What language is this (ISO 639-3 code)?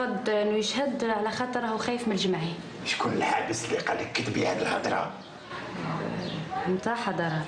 ara